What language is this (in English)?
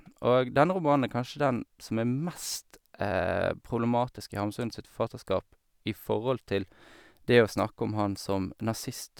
Norwegian